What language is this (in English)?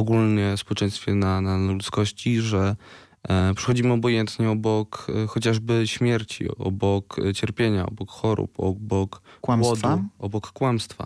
Polish